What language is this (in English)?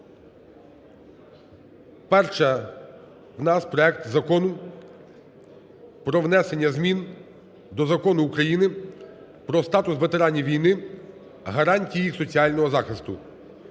Ukrainian